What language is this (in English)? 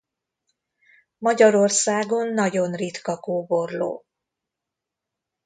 Hungarian